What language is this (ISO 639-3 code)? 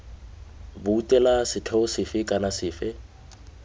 tsn